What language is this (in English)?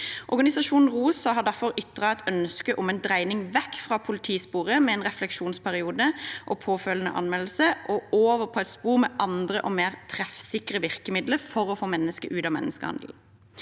Norwegian